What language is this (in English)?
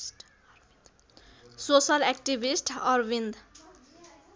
Nepali